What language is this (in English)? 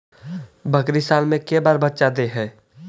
Magahi